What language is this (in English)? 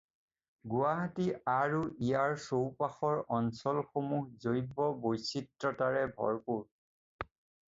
Assamese